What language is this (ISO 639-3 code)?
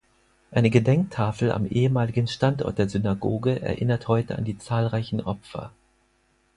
deu